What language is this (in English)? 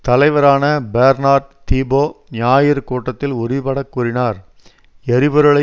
Tamil